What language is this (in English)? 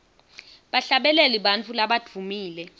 Swati